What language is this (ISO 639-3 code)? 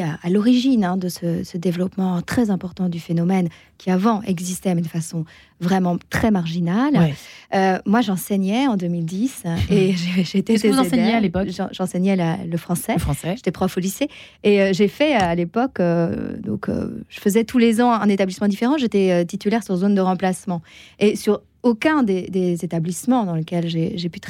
fra